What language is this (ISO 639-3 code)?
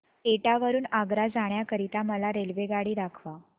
mar